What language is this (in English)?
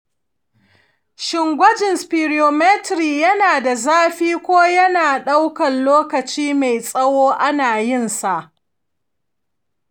Hausa